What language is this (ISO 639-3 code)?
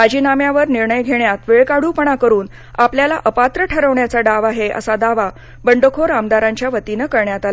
mar